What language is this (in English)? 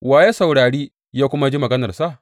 Hausa